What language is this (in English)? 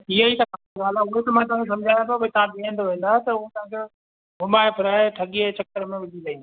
Sindhi